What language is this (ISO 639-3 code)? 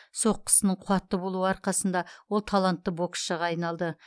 kaz